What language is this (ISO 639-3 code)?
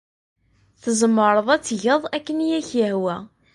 kab